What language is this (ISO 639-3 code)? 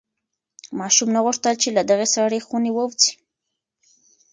pus